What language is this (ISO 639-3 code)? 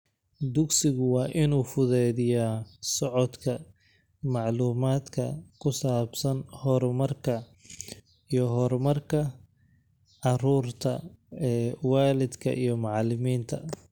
som